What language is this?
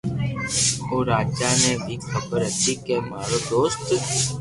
Loarki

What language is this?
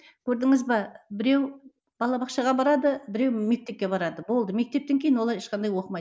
Kazakh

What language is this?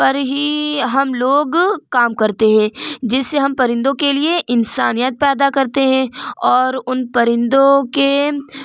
Urdu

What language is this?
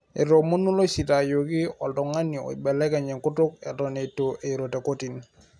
Masai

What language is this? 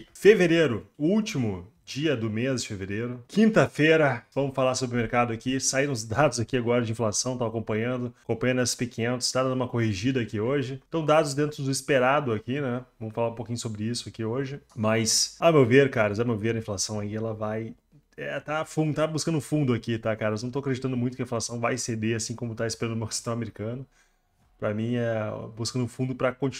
Portuguese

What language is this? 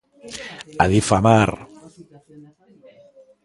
Galician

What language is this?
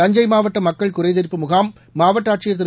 Tamil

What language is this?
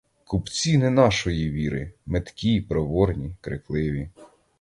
Ukrainian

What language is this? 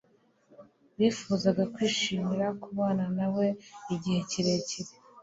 Kinyarwanda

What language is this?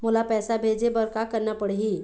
Chhattisgarhi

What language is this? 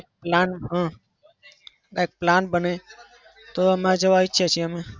Gujarati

